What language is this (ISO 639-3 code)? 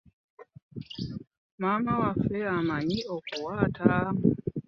lug